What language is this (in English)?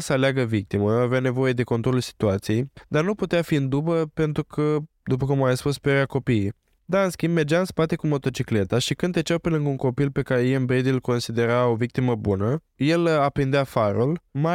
Romanian